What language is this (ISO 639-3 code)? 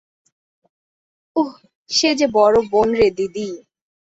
ben